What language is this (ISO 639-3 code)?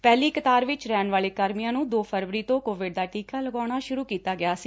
pan